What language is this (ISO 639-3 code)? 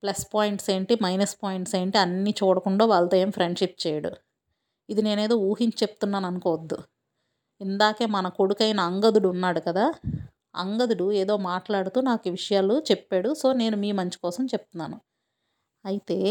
tel